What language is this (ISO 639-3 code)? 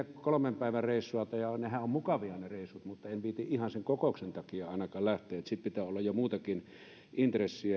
fin